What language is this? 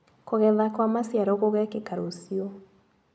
Kikuyu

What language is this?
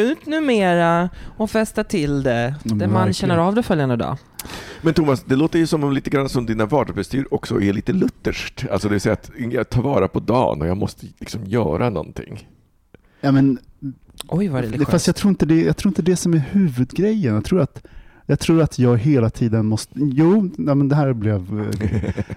Swedish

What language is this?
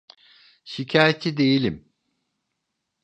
Turkish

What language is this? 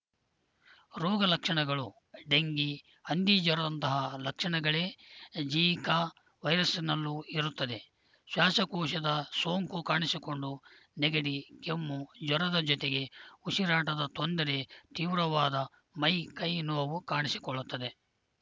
Kannada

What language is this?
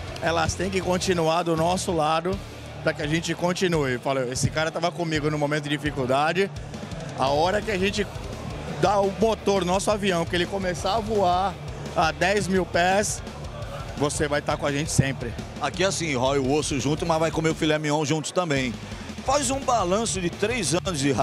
Portuguese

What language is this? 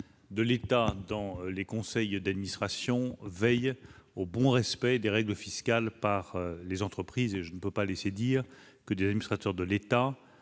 French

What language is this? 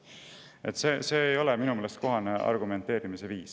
Estonian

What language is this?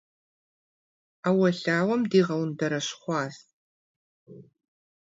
Kabardian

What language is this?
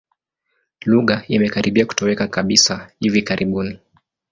Swahili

